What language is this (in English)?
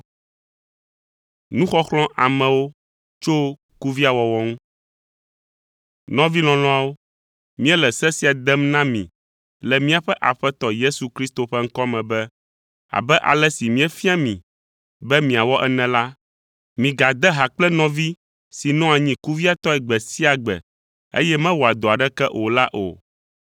Ewe